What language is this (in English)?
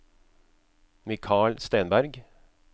Norwegian